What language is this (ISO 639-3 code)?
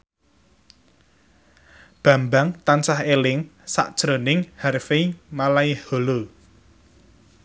jav